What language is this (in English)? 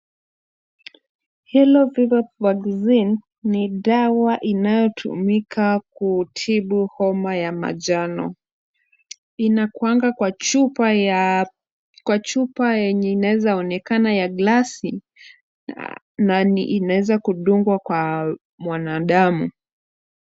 Swahili